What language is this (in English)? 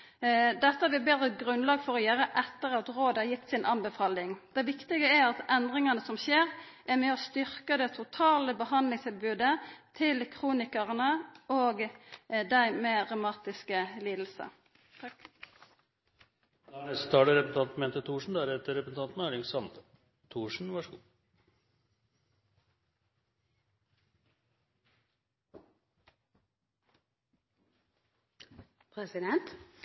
Norwegian Nynorsk